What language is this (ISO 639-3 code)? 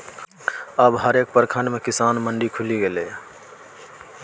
mai